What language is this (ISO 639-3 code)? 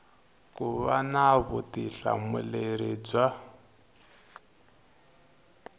tso